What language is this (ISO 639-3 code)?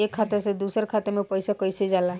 bho